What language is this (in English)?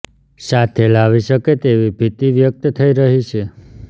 Gujarati